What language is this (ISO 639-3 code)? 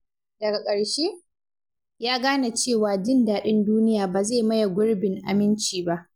hau